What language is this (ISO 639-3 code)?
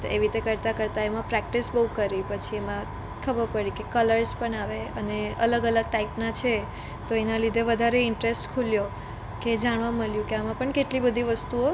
guj